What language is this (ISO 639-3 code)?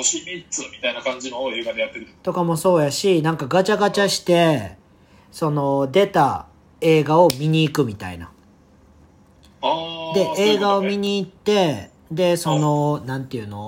jpn